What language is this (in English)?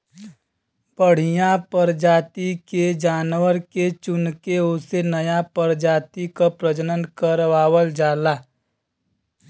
Bhojpuri